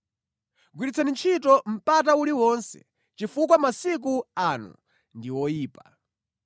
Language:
Nyanja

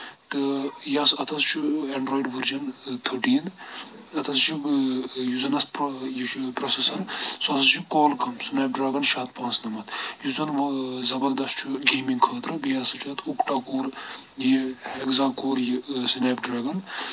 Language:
Kashmiri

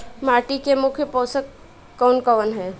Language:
Bhojpuri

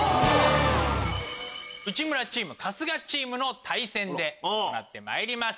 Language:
Japanese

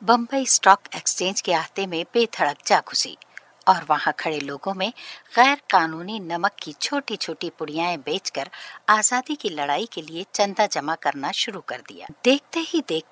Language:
Hindi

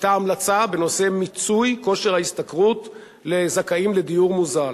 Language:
Hebrew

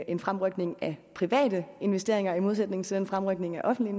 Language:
Danish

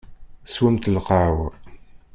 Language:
Kabyle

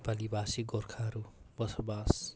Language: Nepali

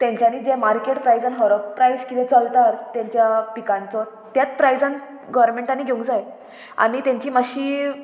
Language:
Konkani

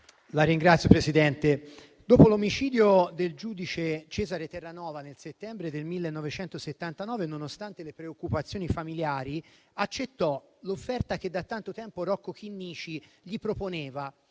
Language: Italian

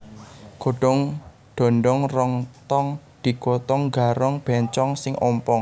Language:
Javanese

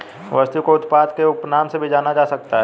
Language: Hindi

